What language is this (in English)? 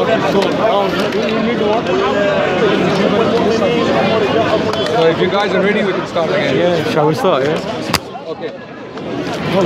English